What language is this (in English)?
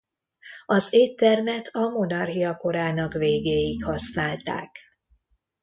Hungarian